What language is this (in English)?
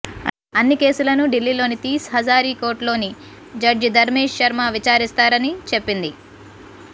Telugu